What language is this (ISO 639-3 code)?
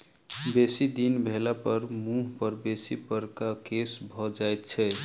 mai